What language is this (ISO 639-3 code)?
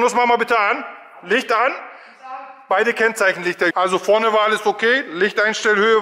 deu